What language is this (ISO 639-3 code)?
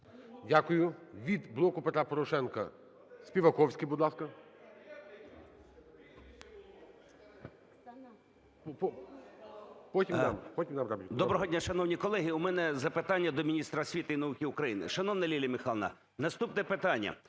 ukr